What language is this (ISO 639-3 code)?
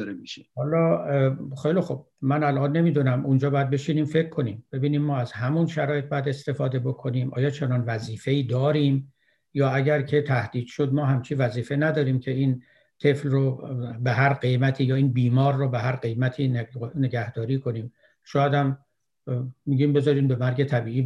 fas